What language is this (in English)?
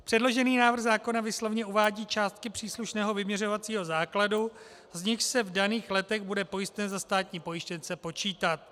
Czech